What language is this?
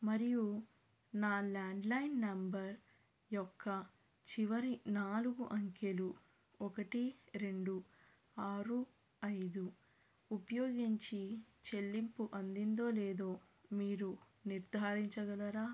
Telugu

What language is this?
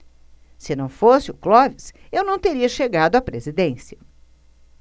Portuguese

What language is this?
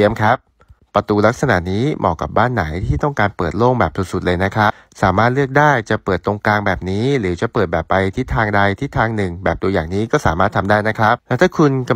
Thai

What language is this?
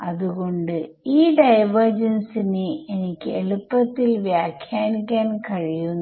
Malayalam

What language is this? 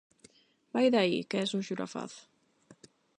Galician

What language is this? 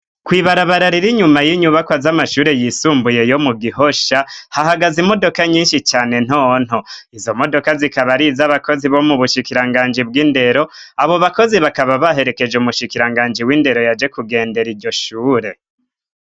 Rundi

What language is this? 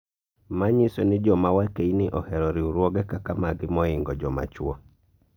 Luo (Kenya and Tanzania)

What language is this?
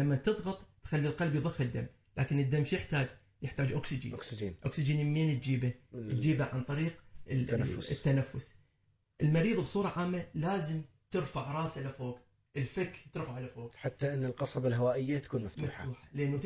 Arabic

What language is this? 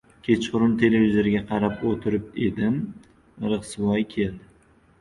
Uzbek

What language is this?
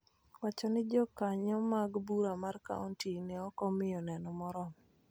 Luo (Kenya and Tanzania)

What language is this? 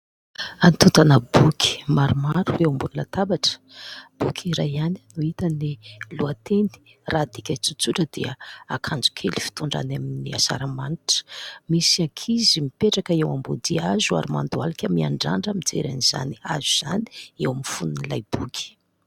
Malagasy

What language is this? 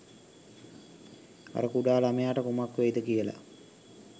Sinhala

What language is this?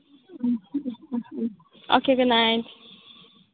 Manipuri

